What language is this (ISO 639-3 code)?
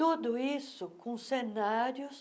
por